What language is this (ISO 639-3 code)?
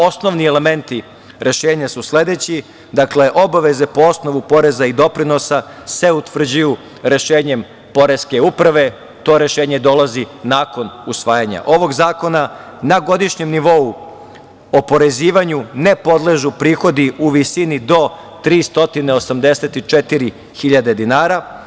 srp